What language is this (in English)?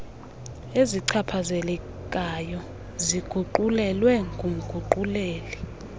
Xhosa